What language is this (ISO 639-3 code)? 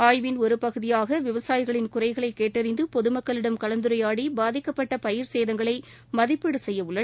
tam